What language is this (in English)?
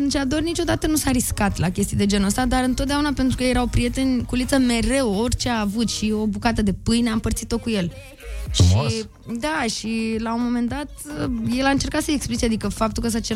Romanian